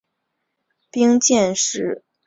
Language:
Chinese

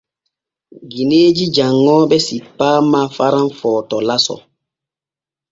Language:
Borgu Fulfulde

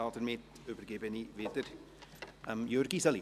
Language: Swiss German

